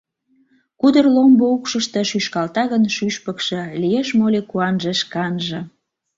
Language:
Mari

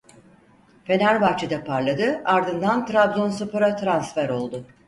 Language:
Turkish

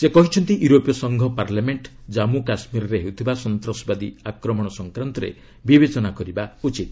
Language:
Odia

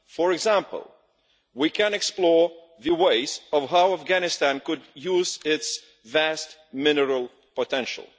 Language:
English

